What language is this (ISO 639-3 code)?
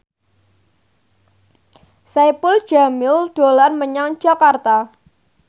jav